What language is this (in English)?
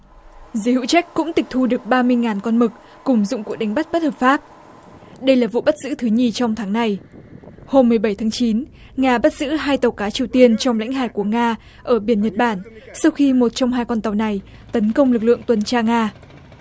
Vietnamese